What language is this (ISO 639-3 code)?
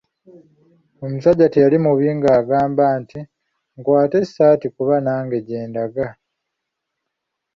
lug